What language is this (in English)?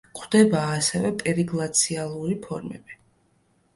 Georgian